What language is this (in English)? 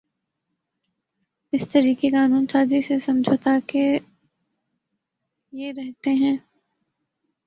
Urdu